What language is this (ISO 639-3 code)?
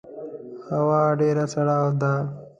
pus